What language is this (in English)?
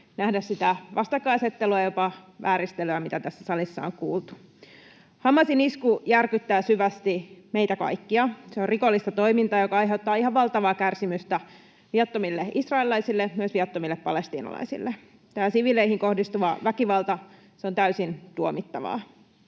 Finnish